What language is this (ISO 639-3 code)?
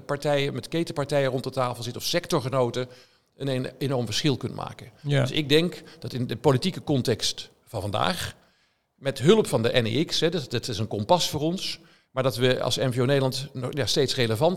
nld